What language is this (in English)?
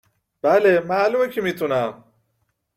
Persian